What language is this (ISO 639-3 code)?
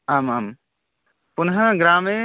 san